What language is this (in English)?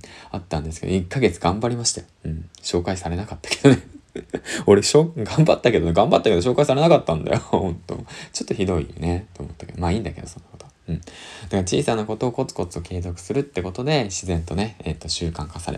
Japanese